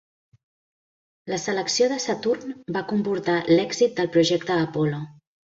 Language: Catalan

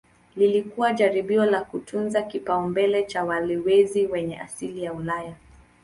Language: Swahili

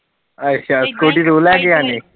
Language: Punjabi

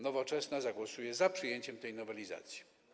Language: Polish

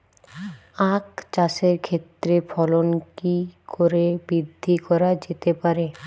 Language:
Bangla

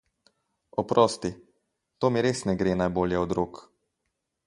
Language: Slovenian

